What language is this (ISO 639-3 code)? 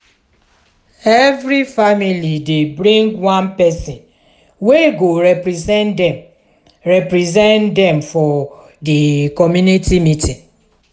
pcm